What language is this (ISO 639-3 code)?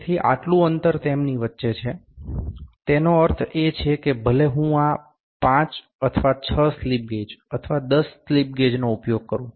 guj